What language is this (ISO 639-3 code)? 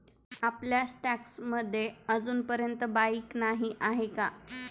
mar